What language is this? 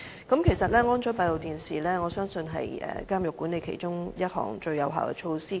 Cantonese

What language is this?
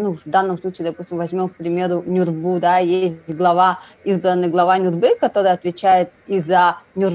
Russian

